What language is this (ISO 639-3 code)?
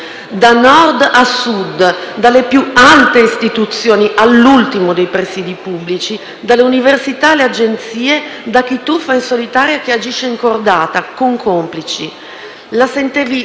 ita